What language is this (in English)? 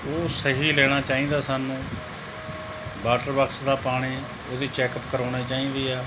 Punjabi